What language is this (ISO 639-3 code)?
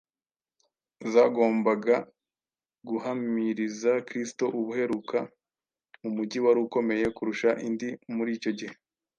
kin